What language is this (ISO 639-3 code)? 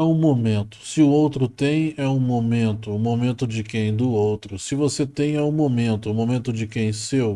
por